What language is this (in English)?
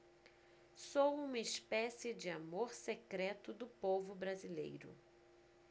Portuguese